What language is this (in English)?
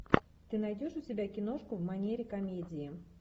Russian